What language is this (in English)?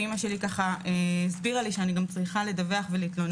Hebrew